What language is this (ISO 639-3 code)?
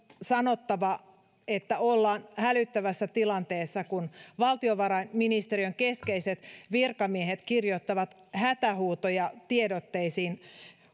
fin